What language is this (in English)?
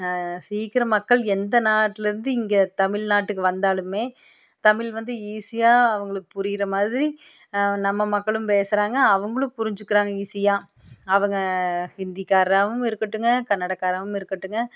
Tamil